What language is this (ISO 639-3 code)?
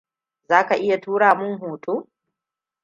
hau